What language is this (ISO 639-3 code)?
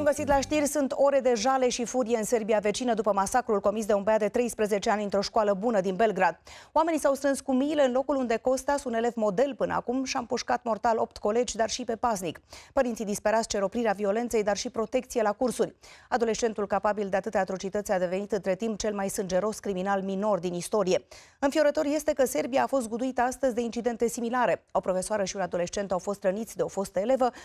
ron